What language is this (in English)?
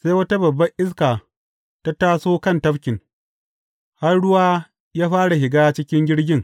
Hausa